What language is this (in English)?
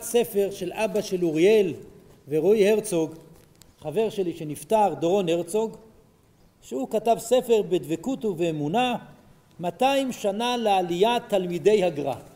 Hebrew